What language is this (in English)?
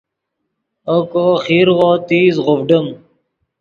Yidgha